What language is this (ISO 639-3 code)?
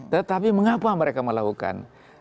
ind